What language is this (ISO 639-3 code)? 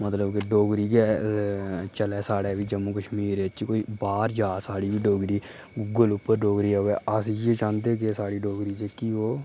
doi